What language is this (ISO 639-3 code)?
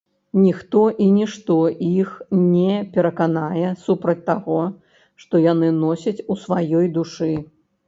bel